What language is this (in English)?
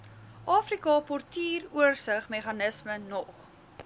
Afrikaans